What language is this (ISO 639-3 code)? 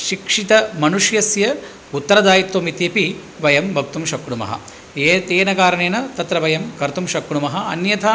san